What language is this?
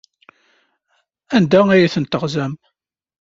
Kabyle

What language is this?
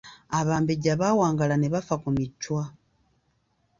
Ganda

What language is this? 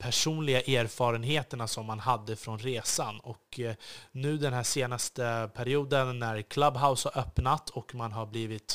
Swedish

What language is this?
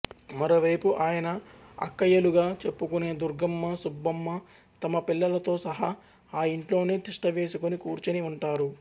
Telugu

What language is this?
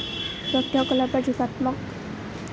Assamese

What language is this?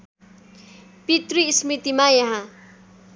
Nepali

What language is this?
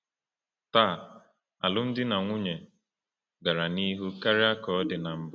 Igbo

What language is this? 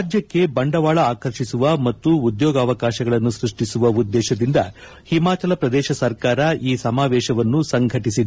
Kannada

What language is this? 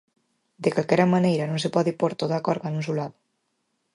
Galician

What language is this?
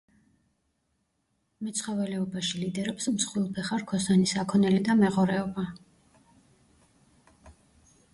Georgian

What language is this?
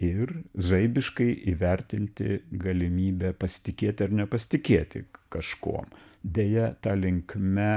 Lithuanian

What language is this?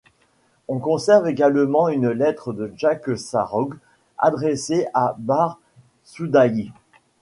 French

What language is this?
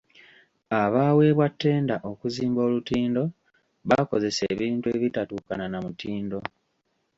Ganda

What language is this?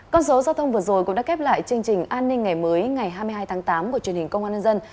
Vietnamese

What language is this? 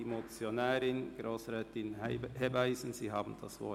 Swiss German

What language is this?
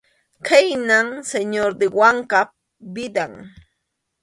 Arequipa-La Unión Quechua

